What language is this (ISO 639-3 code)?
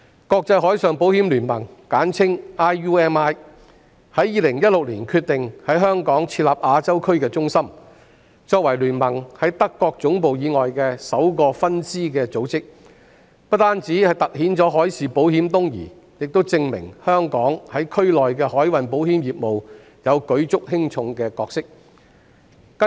yue